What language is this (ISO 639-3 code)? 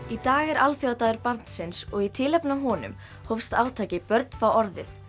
isl